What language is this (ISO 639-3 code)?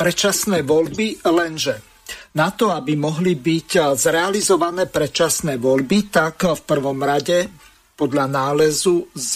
slk